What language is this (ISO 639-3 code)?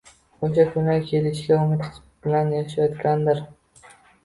uzb